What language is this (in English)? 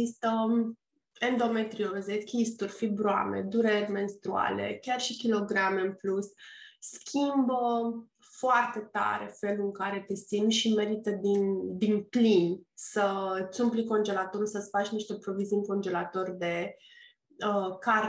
Romanian